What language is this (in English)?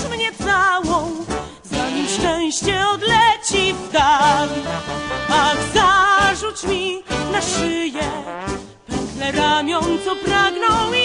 Polish